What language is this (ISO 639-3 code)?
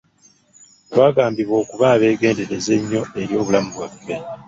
lug